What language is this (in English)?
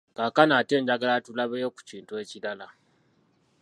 Ganda